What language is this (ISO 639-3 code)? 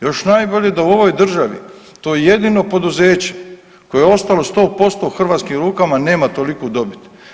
hrv